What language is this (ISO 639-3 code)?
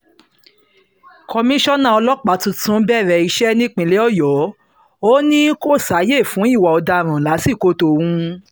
yor